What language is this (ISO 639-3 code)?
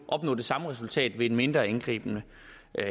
dan